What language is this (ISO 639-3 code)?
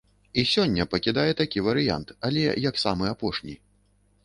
bel